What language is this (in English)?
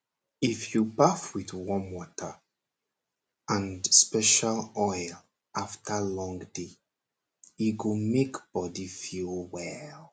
Nigerian Pidgin